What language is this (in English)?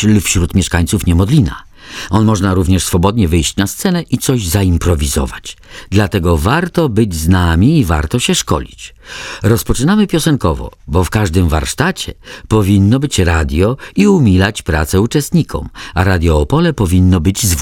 Polish